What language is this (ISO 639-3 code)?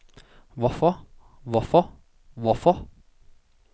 dan